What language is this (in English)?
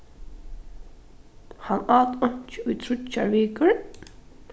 Faroese